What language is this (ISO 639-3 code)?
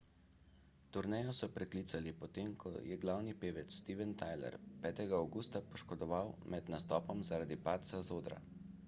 slv